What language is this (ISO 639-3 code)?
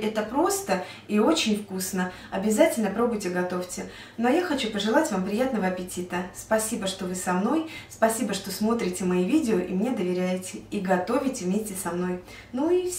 rus